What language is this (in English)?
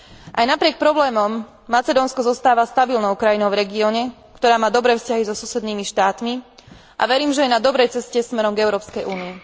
Slovak